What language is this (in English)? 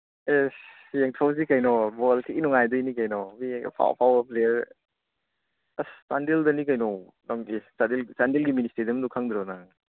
Manipuri